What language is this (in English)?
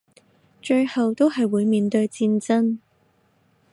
Cantonese